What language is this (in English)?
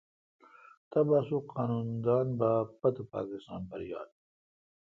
Kalkoti